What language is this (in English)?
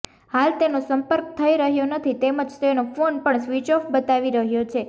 Gujarati